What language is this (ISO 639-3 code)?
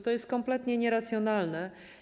pol